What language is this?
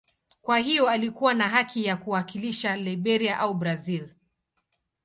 Swahili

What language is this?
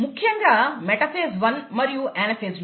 Telugu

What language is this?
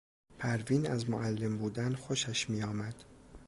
Persian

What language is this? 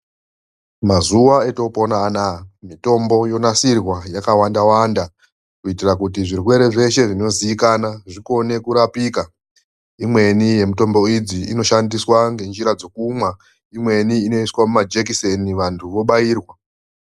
Ndau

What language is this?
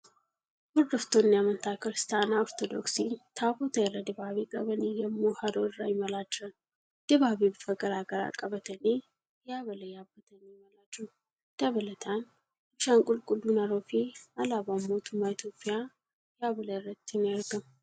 Oromo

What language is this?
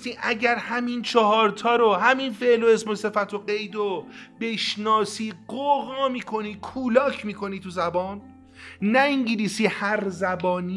Persian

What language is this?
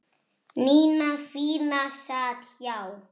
Icelandic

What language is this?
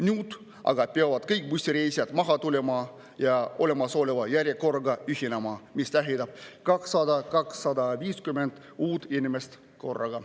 Estonian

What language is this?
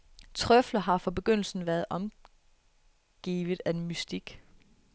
Danish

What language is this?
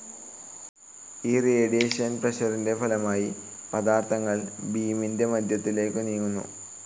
Malayalam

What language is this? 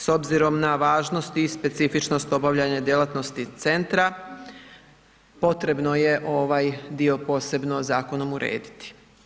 Croatian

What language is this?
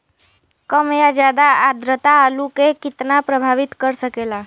Bhojpuri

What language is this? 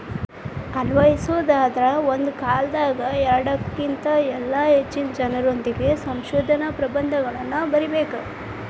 Kannada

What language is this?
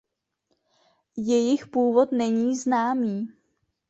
Czech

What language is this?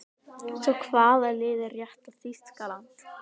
Icelandic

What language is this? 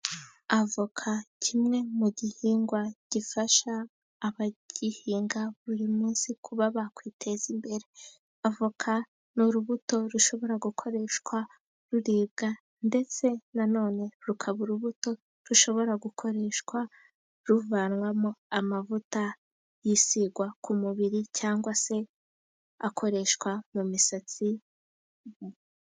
Kinyarwanda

